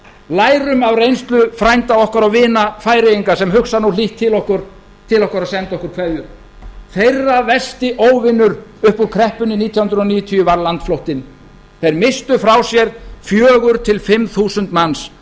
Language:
Icelandic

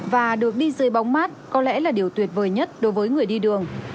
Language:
Vietnamese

